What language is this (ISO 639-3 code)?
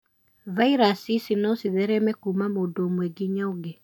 kik